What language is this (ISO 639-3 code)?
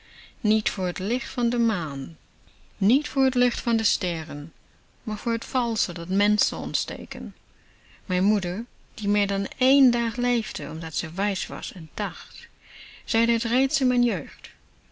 nld